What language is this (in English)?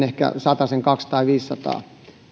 Finnish